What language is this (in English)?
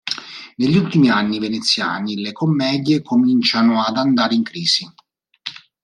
Italian